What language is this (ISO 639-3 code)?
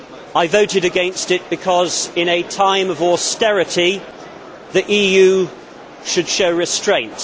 eng